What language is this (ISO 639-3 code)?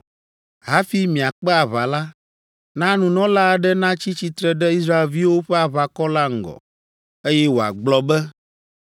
ewe